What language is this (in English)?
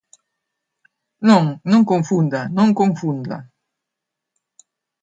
Galician